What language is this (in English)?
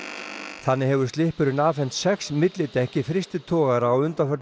Icelandic